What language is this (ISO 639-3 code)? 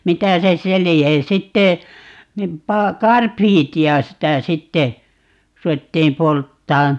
fin